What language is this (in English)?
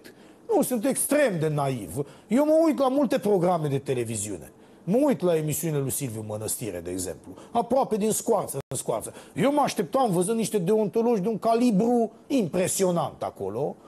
Romanian